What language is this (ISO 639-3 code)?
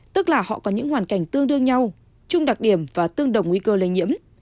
vie